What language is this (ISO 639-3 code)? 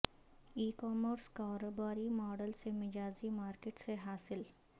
urd